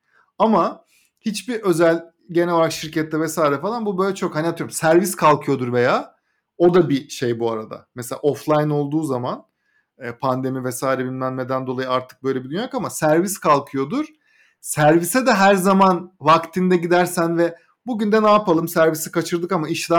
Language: Turkish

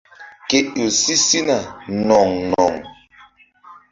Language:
Mbum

